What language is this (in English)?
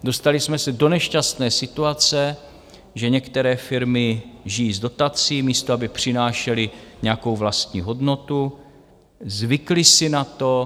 Czech